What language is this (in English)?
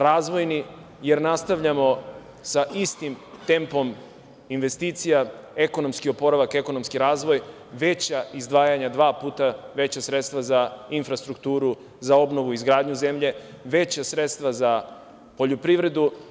Serbian